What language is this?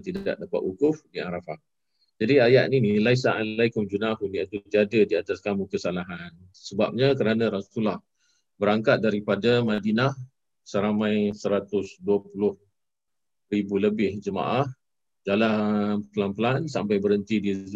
Malay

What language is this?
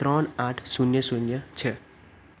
Gujarati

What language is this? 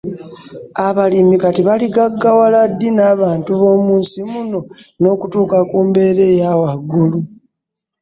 Ganda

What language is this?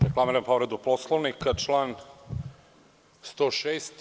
Serbian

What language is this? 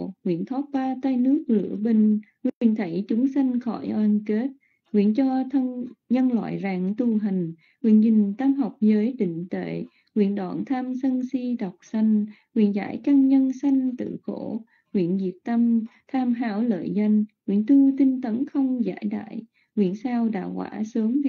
Vietnamese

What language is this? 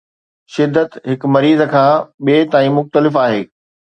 Sindhi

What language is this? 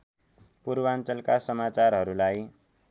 Nepali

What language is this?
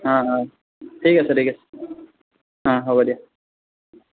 Assamese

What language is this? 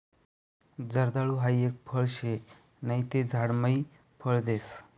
Marathi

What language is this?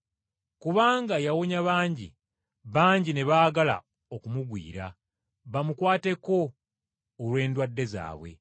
Ganda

